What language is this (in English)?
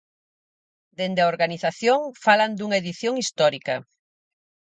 Galician